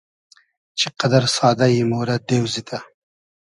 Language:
Hazaragi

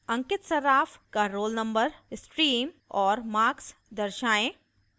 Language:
Hindi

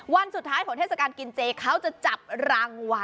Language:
Thai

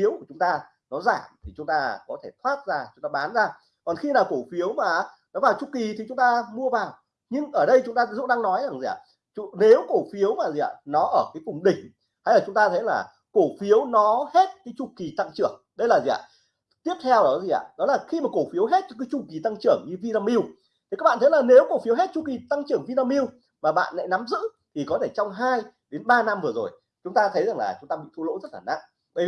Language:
Vietnamese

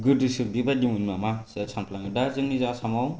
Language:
Bodo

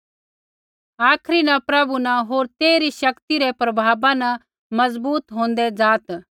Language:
Kullu Pahari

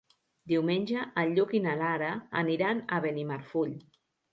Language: Catalan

